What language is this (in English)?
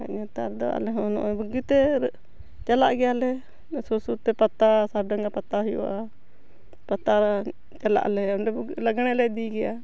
Santali